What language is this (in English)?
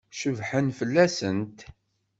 Kabyle